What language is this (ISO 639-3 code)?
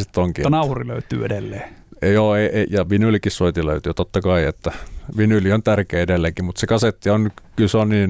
fin